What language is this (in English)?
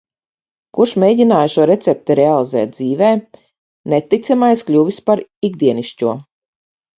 Latvian